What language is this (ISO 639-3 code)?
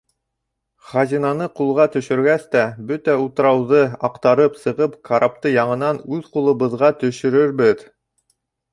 bak